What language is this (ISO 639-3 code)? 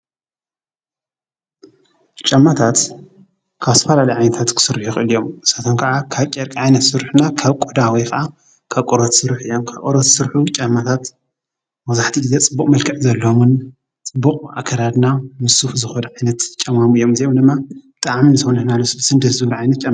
tir